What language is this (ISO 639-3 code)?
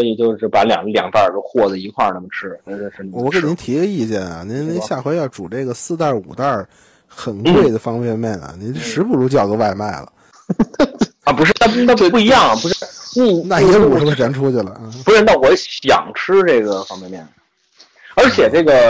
zho